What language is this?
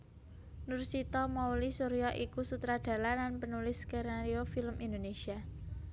Javanese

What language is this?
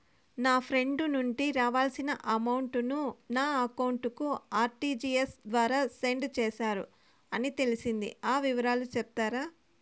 Telugu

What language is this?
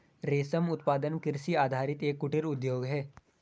Hindi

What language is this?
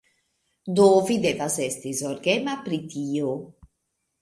Esperanto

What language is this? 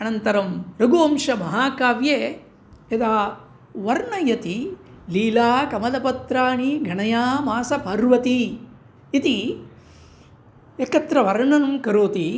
Sanskrit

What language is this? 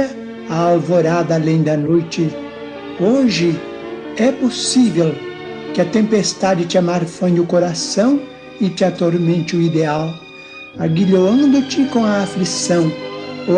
Portuguese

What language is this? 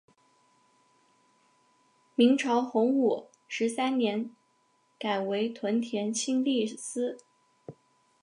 Chinese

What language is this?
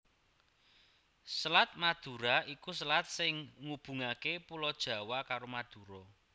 Javanese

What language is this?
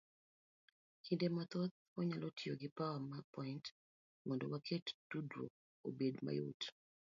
Luo (Kenya and Tanzania)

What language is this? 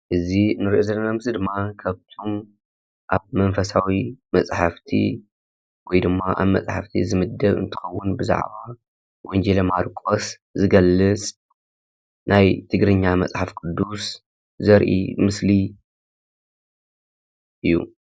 Tigrinya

